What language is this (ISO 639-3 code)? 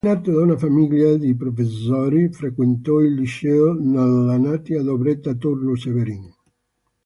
ita